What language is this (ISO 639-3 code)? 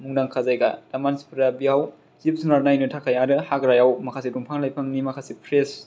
brx